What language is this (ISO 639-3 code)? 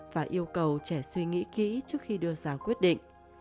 vie